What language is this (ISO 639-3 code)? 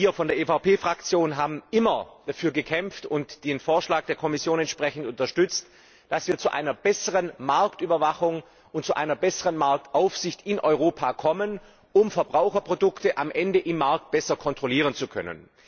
deu